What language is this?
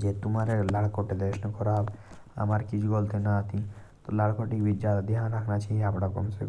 Jaunsari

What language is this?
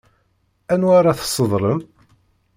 Kabyle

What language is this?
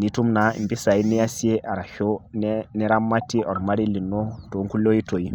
Masai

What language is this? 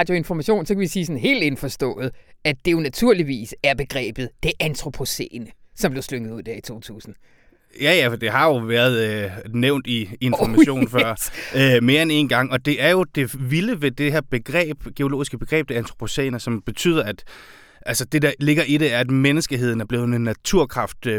Danish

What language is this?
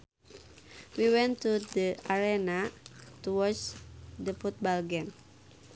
Sundanese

